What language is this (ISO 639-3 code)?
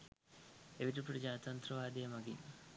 sin